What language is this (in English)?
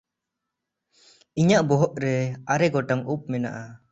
Santali